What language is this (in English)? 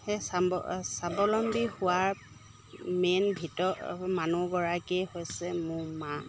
Assamese